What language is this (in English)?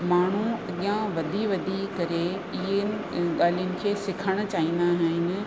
Sindhi